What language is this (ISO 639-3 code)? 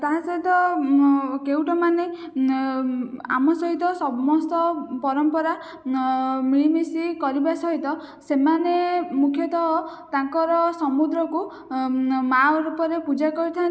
ori